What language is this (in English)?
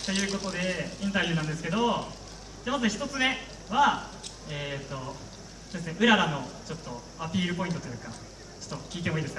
Japanese